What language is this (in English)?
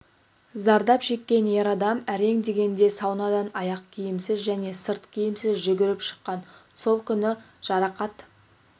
Kazakh